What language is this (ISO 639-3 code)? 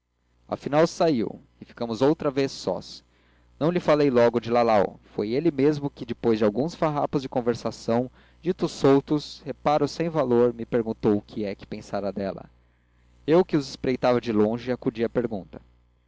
por